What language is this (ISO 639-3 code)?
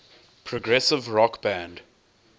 eng